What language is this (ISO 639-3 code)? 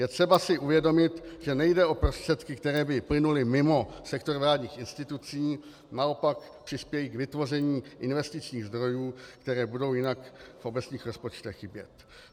ces